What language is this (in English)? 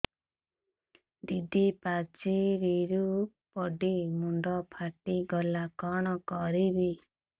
Odia